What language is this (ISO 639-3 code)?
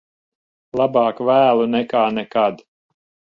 lav